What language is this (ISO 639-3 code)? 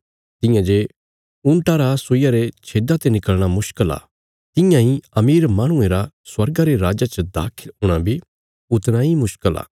kfs